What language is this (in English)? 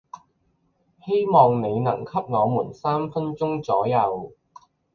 Chinese